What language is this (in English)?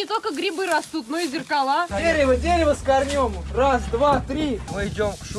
Russian